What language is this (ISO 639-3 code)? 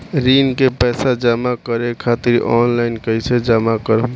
bho